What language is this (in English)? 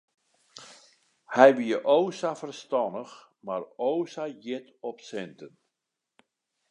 Western Frisian